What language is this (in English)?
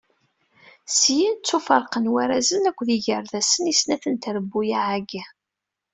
Kabyle